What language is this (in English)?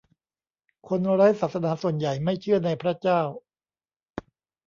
Thai